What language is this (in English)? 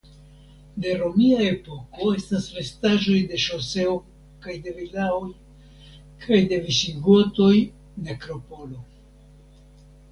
Esperanto